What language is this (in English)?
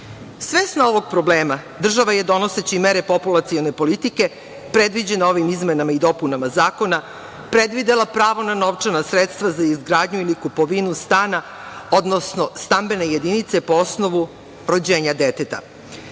Serbian